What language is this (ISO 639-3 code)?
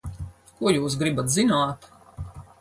lav